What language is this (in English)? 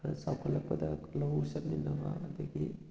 Manipuri